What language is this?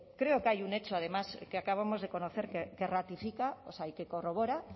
Spanish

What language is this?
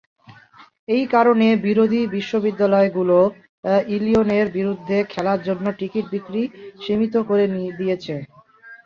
Bangla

